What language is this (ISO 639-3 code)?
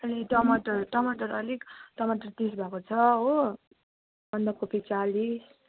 nep